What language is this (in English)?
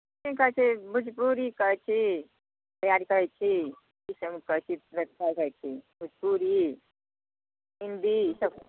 Maithili